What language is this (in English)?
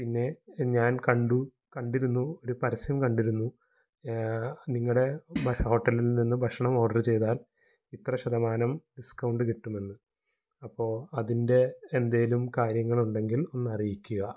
Malayalam